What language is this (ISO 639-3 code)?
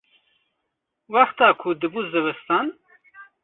kur